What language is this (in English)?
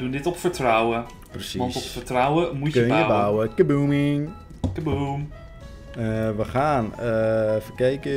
Dutch